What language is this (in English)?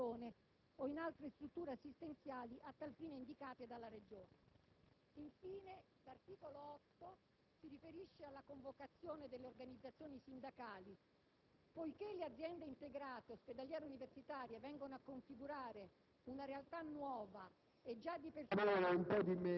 Italian